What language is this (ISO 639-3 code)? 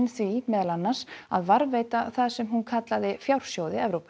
isl